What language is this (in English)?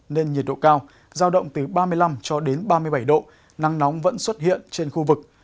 Vietnamese